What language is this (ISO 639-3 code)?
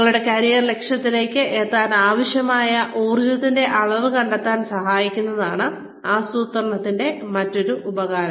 mal